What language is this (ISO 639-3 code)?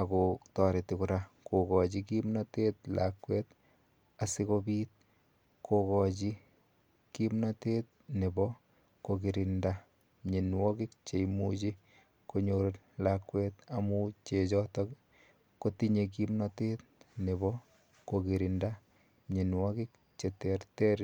kln